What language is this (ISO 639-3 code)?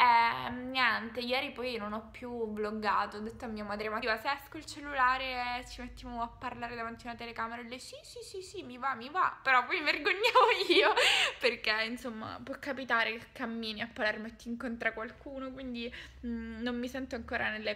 ita